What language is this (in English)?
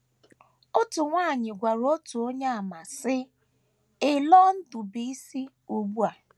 Igbo